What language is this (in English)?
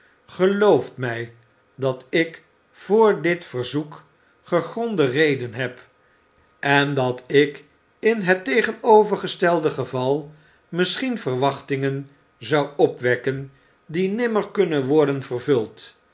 Dutch